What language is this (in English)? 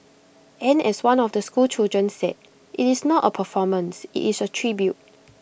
English